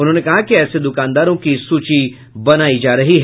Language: Hindi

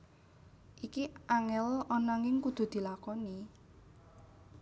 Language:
Javanese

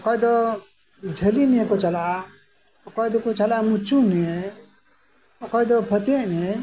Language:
Santali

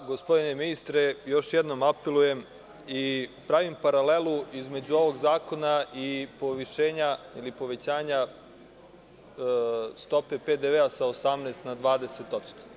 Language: Serbian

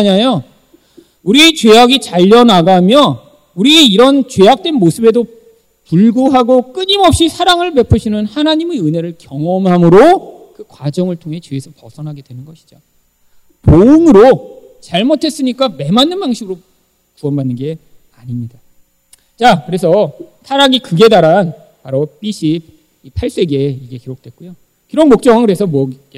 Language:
Korean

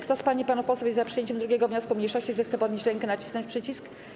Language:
Polish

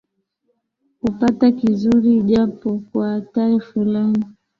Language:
Swahili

